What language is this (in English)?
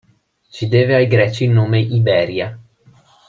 Italian